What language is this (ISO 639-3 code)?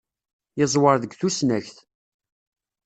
kab